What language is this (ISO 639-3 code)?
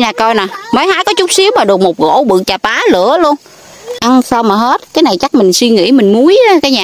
vie